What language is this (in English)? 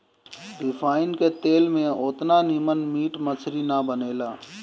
Bhojpuri